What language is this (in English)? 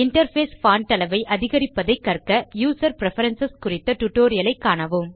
Tamil